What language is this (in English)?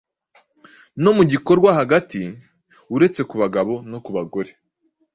Kinyarwanda